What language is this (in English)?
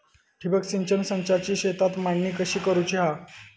Marathi